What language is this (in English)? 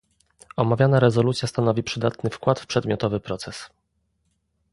Polish